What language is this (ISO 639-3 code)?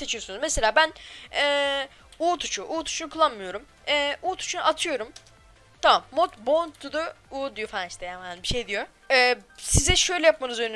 tur